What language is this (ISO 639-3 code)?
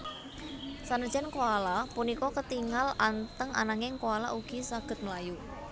jav